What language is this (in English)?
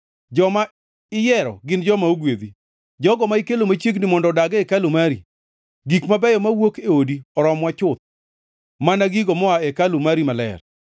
Luo (Kenya and Tanzania)